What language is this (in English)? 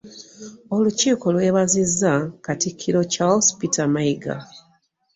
Ganda